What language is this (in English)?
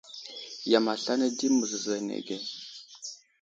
Wuzlam